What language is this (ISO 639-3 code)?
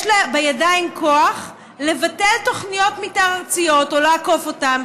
heb